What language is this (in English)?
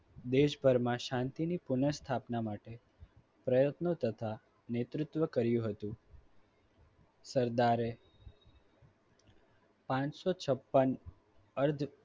Gujarati